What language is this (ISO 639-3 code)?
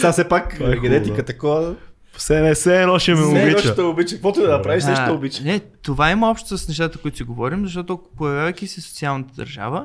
bul